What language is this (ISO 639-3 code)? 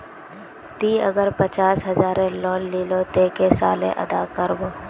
mag